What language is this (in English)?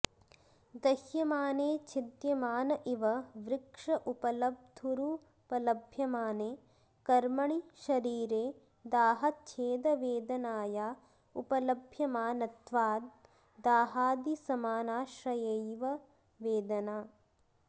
Sanskrit